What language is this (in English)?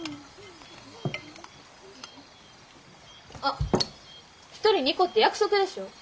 Japanese